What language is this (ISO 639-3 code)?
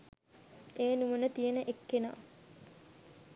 sin